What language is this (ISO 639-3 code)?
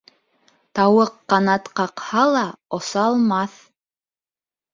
bak